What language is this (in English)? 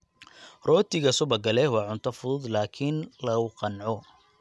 Somali